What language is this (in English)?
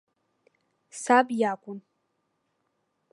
Abkhazian